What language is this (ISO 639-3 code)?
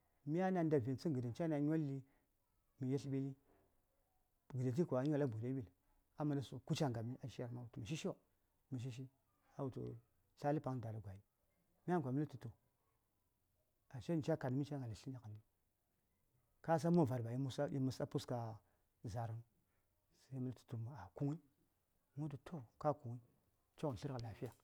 say